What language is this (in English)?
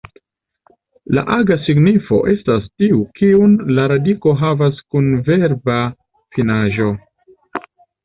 Esperanto